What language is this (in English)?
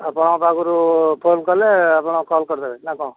Odia